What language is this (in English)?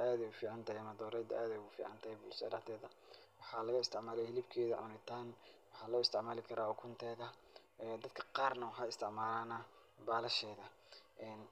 Somali